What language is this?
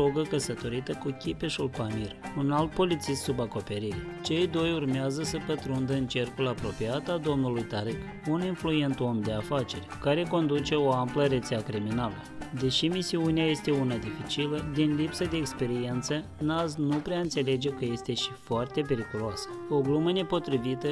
Romanian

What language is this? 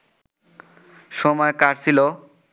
Bangla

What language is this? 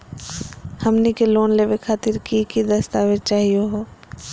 Magahi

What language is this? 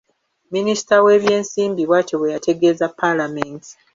Ganda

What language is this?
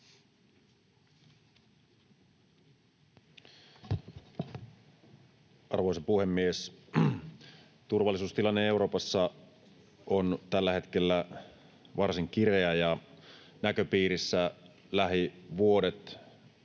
Finnish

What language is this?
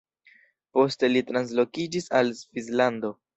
Esperanto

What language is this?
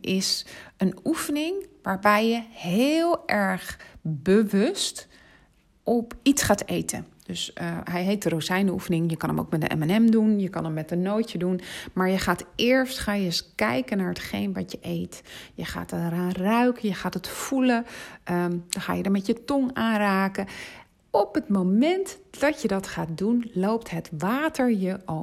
Dutch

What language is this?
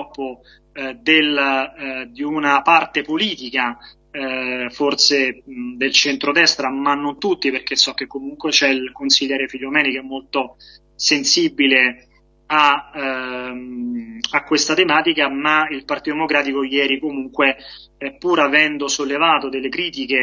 Italian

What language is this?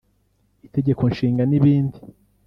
Kinyarwanda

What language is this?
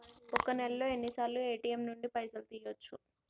Telugu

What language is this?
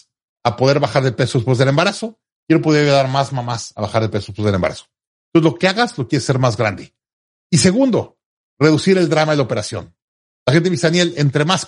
Spanish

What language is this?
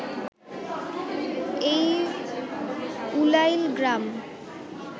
Bangla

